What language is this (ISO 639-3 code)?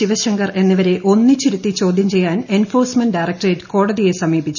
mal